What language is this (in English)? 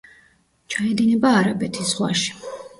Georgian